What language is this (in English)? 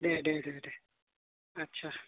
Bodo